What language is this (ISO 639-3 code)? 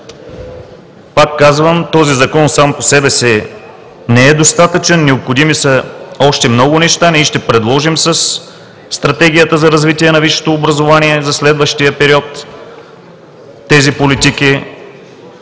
bul